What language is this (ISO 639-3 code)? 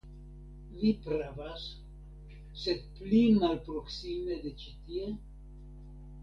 epo